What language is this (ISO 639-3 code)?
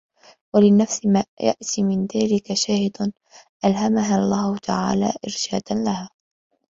ara